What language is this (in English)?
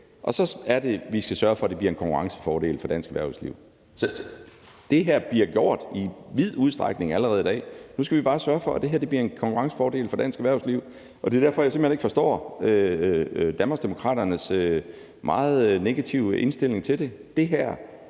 Danish